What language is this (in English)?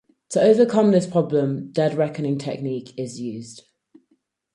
English